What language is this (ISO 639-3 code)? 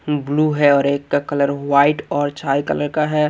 hin